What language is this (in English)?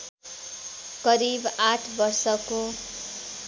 Nepali